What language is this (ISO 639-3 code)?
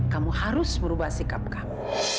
ind